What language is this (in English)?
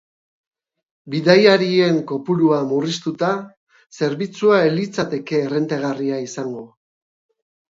Basque